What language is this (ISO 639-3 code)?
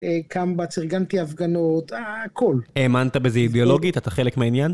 heb